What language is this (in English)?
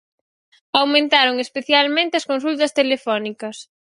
Galician